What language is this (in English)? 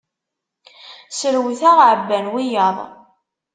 Kabyle